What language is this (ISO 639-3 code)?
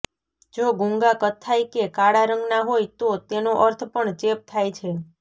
guj